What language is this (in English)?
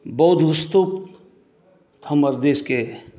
Maithili